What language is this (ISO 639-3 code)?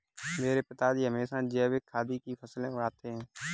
hin